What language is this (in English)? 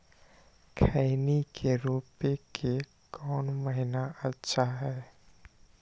Magahi